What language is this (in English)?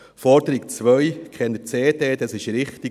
Swiss German